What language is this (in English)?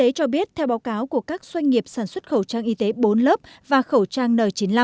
Vietnamese